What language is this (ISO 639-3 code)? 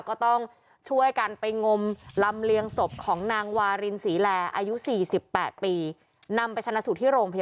tha